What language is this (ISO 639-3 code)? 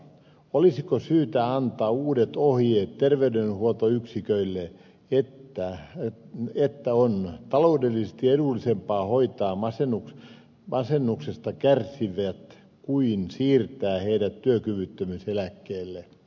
fin